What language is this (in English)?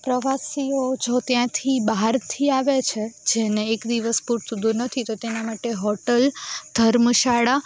Gujarati